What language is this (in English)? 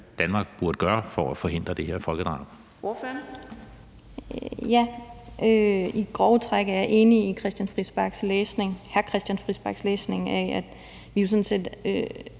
Danish